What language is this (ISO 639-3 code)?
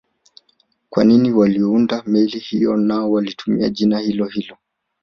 swa